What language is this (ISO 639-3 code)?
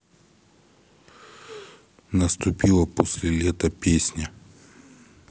rus